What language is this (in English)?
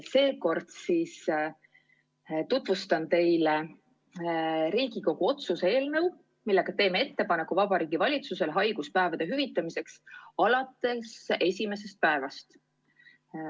Estonian